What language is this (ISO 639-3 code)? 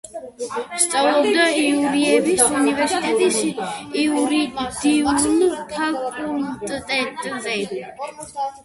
kat